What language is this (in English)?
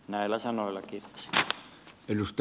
Finnish